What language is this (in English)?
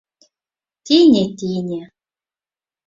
Mari